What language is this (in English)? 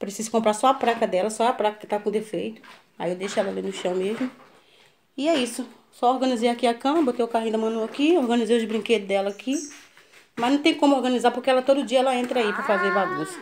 Portuguese